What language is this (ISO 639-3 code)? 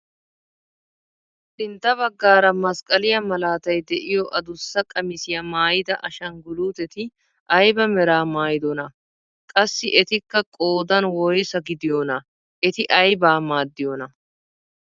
wal